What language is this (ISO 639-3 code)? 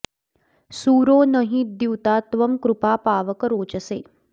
san